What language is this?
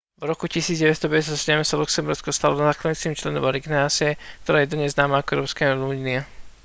Slovak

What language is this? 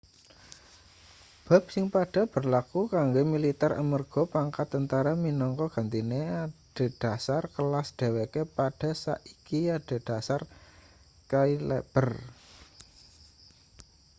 Javanese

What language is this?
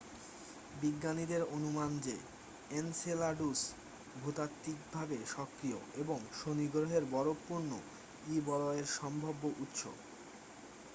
Bangla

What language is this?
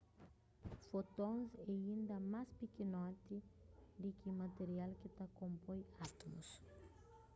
Kabuverdianu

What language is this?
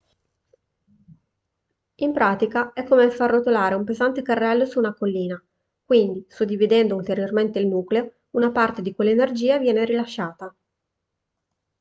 Italian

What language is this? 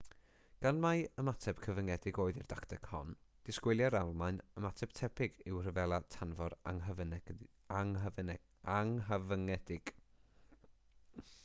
Welsh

